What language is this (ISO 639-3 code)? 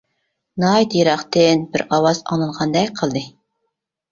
uig